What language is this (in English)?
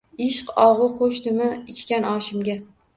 Uzbek